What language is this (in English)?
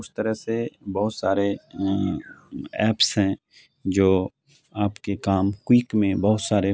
Urdu